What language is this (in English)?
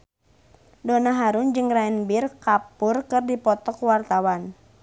Sundanese